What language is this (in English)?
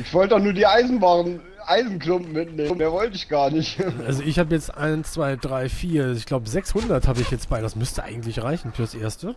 German